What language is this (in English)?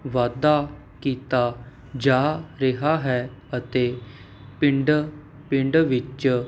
Punjabi